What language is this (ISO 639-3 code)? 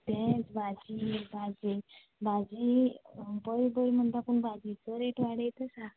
kok